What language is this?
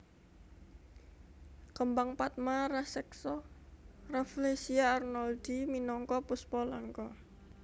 Javanese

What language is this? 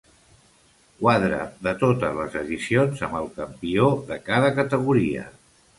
Catalan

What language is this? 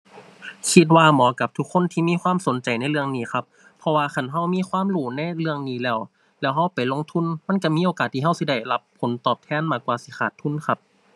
Thai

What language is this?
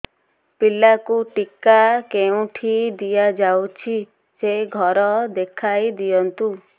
Odia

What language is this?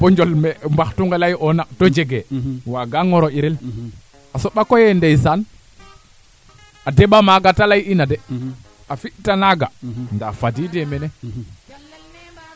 Serer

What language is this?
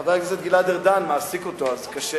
Hebrew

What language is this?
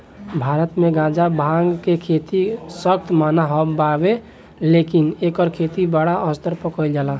Bhojpuri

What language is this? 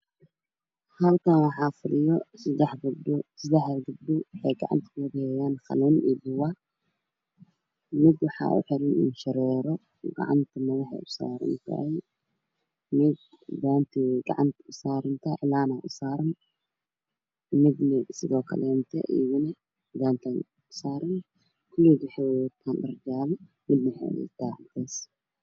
Somali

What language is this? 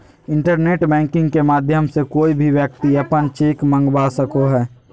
Magahi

